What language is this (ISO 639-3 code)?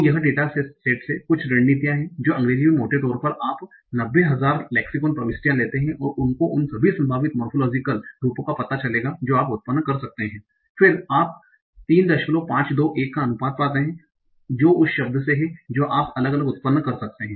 hin